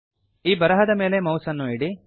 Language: Kannada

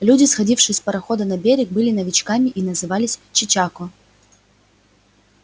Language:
Russian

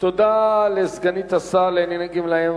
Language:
Hebrew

